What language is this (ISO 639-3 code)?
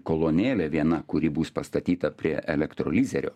lit